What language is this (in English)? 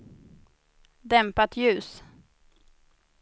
Swedish